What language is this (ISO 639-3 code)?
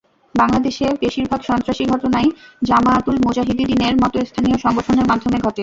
ben